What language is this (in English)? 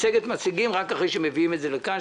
Hebrew